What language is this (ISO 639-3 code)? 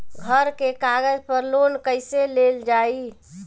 bho